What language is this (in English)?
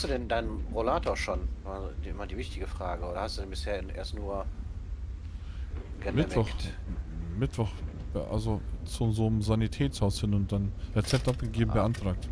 German